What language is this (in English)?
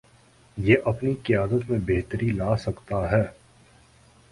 Urdu